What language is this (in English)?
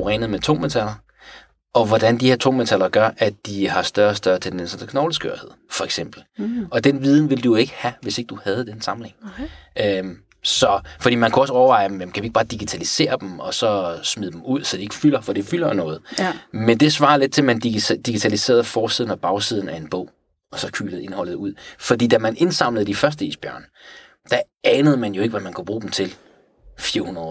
Danish